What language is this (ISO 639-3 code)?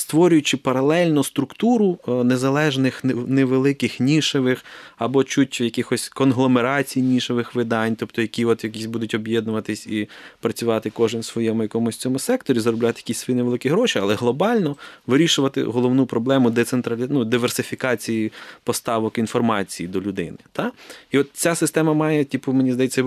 ukr